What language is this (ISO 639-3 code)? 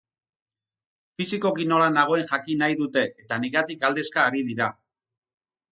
eus